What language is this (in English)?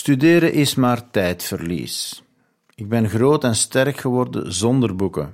Dutch